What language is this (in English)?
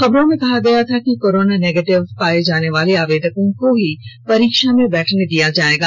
Hindi